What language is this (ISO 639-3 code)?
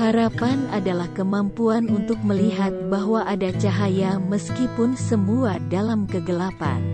ind